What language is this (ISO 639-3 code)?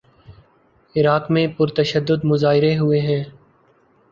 urd